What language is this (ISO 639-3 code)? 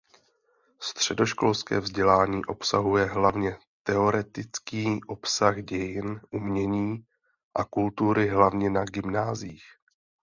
ces